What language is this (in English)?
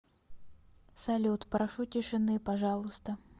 Russian